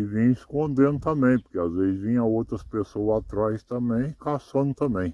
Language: Portuguese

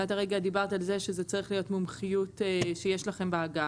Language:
Hebrew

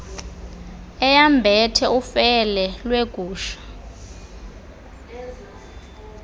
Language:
Xhosa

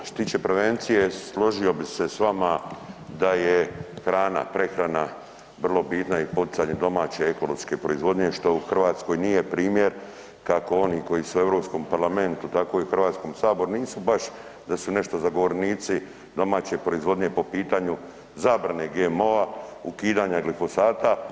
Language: Croatian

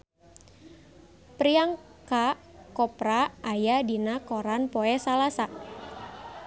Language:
Sundanese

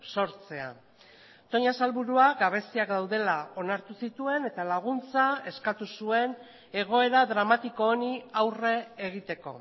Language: Basque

